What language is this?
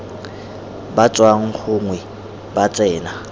Tswana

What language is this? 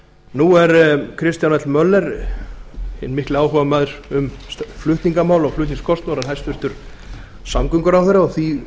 Icelandic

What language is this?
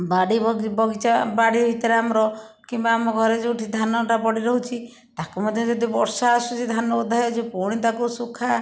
Odia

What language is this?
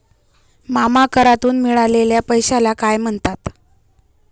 Marathi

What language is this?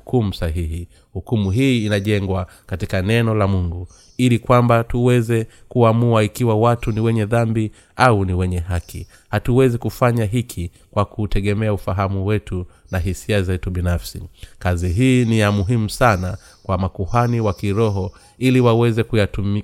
Swahili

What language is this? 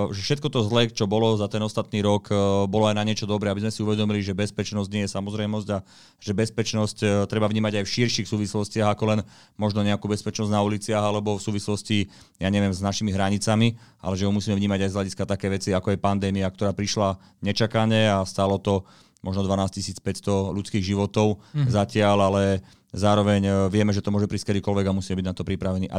Slovak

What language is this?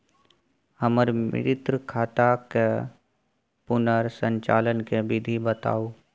Maithili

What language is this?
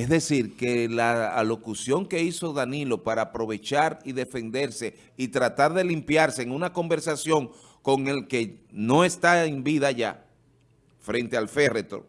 Spanish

